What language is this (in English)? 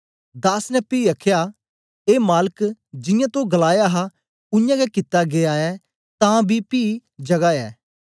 Dogri